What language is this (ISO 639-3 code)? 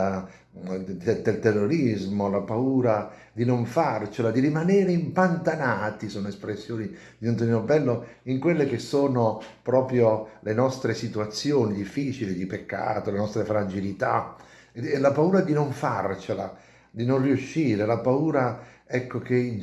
ita